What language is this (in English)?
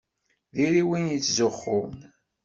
Kabyle